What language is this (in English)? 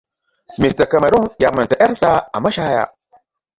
Hausa